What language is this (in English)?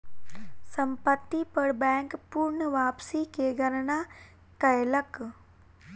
Maithili